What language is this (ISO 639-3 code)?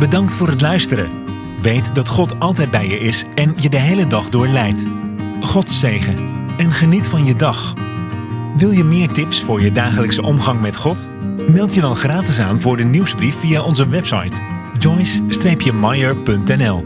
nld